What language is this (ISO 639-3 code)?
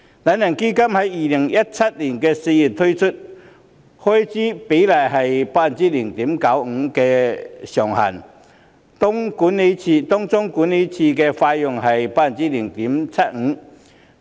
yue